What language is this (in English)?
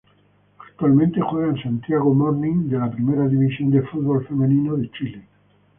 Spanish